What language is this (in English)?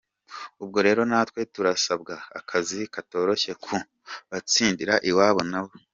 Kinyarwanda